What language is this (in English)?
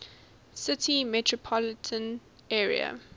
English